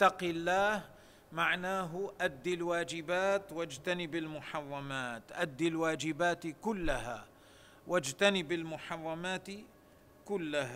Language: Arabic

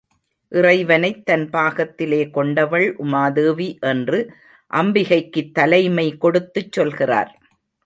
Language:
Tamil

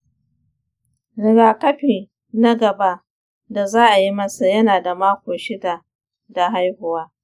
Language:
Hausa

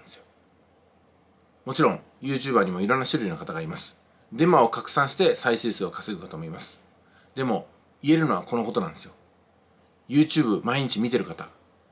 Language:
Japanese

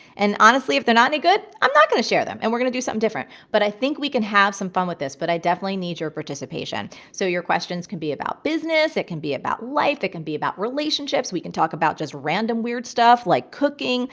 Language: English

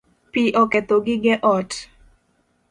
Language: Luo (Kenya and Tanzania)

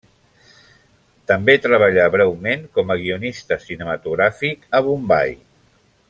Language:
Catalan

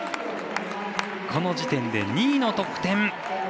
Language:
Japanese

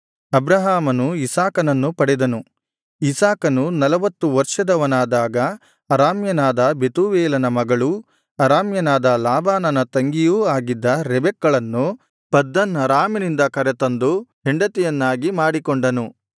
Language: Kannada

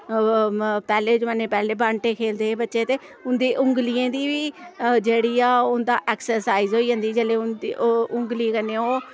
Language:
Dogri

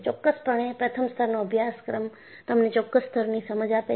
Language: Gujarati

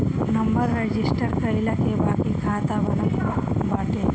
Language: Bhojpuri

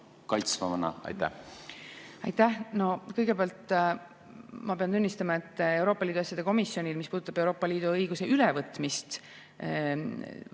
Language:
Estonian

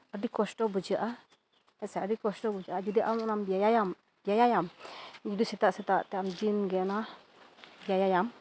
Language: Santali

